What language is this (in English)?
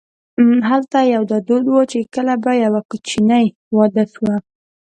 Pashto